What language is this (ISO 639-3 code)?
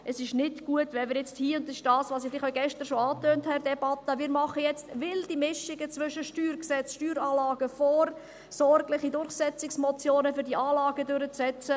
gsw